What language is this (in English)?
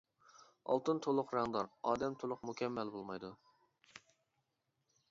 Uyghur